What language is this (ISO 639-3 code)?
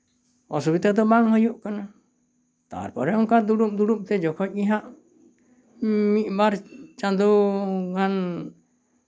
sat